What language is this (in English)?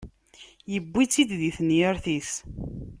Kabyle